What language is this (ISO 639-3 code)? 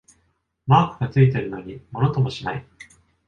jpn